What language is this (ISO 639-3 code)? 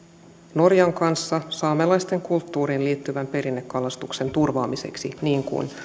fin